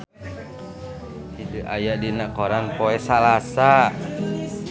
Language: Sundanese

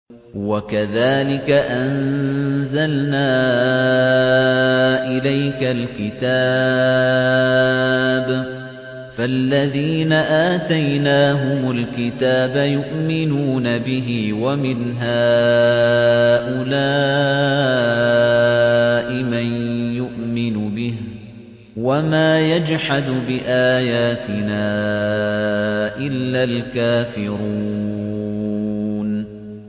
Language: Arabic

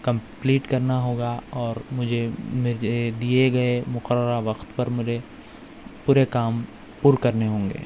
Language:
Urdu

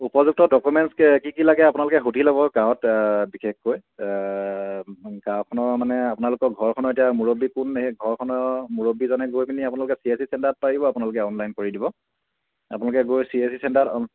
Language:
Assamese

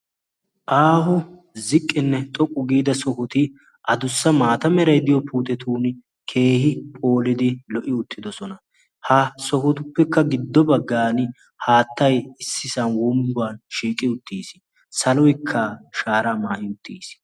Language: Wolaytta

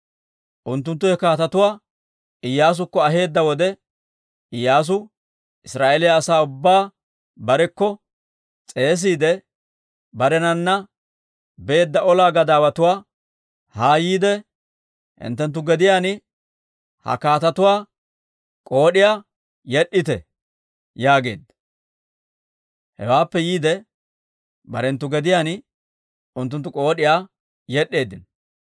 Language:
Dawro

